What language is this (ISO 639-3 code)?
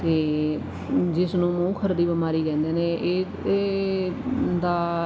pan